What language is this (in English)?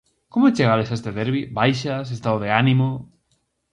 Galician